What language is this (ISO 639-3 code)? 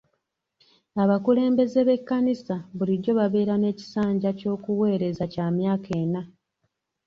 lug